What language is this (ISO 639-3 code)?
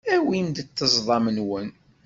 kab